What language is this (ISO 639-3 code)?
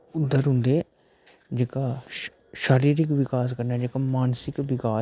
doi